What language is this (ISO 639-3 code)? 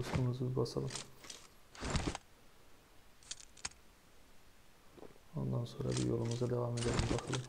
tur